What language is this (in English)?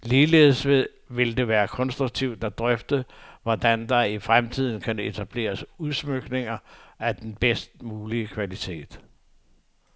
Danish